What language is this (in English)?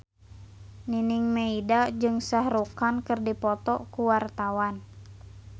Sundanese